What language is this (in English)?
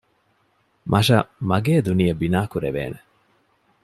Divehi